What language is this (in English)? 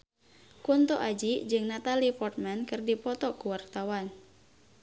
Sundanese